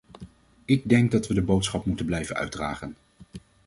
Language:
Dutch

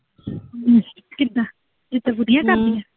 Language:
Punjabi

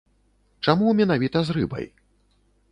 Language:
Belarusian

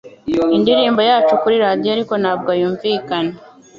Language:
Kinyarwanda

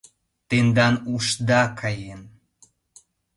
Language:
Mari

